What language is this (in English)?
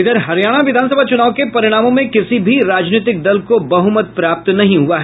Hindi